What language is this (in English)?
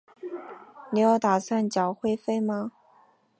Chinese